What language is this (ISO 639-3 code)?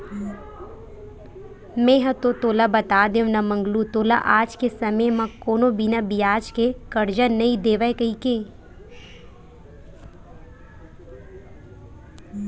hne